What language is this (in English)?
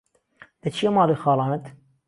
Central Kurdish